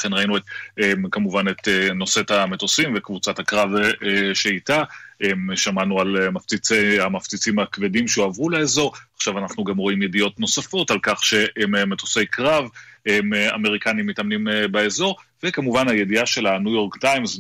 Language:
Hebrew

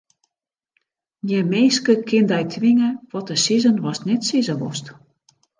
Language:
Western Frisian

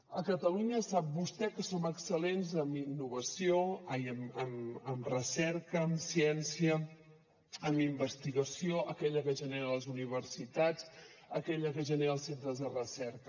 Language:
Catalan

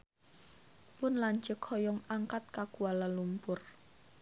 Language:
Sundanese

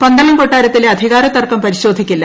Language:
Malayalam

